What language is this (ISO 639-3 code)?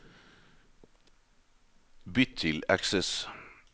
nor